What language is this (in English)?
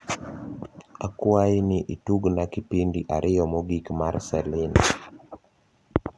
Luo (Kenya and Tanzania)